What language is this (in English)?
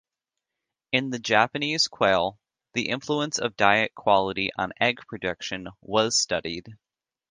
English